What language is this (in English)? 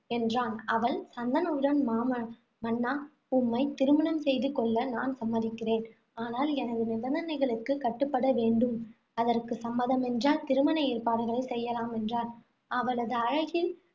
Tamil